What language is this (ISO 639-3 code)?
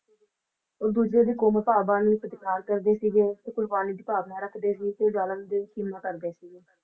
pan